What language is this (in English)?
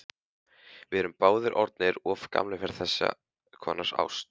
Icelandic